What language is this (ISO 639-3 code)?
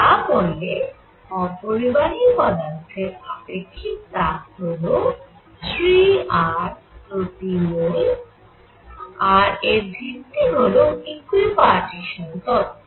ben